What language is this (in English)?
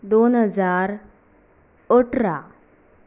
Konkani